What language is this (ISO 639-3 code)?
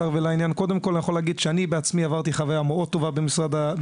heb